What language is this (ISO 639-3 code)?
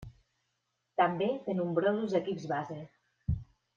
cat